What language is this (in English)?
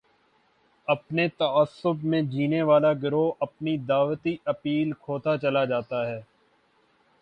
Urdu